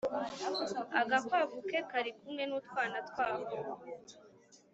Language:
Kinyarwanda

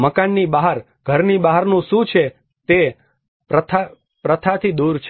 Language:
Gujarati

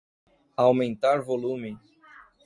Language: Portuguese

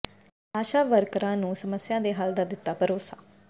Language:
Punjabi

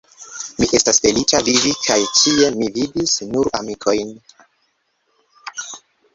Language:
Esperanto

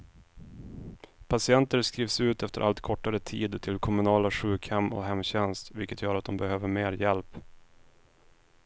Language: Swedish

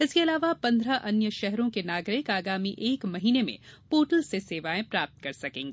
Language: Hindi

